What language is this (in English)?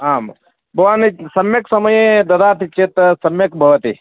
Sanskrit